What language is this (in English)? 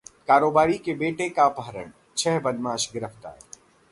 Hindi